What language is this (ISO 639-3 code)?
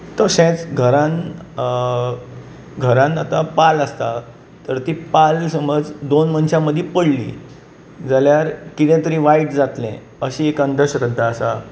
kok